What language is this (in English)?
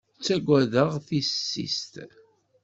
Kabyle